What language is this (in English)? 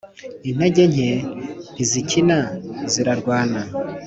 Kinyarwanda